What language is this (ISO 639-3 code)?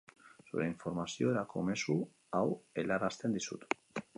eus